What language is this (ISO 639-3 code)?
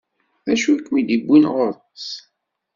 kab